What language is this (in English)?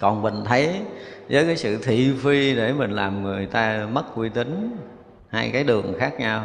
Vietnamese